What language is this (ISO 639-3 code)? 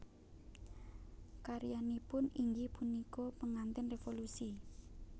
jav